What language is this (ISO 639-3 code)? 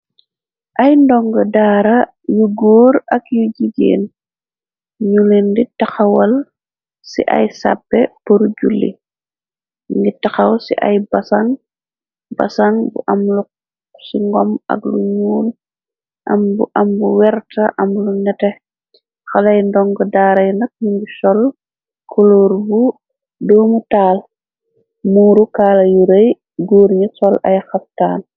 wol